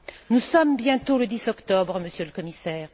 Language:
French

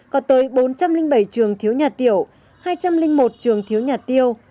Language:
Vietnamese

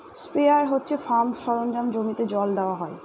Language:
Bangla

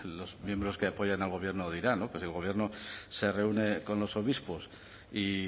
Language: Spanish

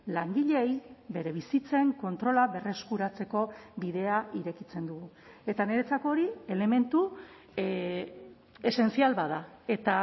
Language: Basque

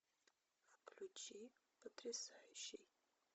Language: Russian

